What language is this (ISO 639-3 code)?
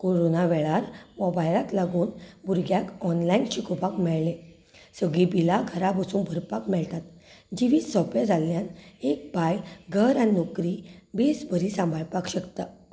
kok